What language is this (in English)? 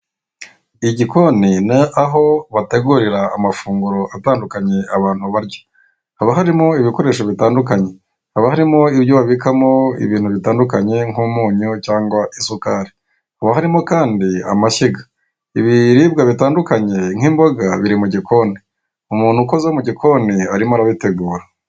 Kinyarwanda